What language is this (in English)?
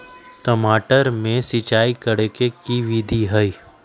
Magahi